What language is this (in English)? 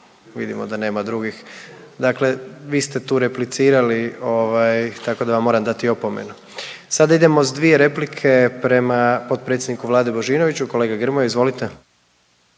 Croatian